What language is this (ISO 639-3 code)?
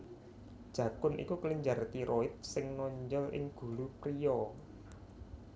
jav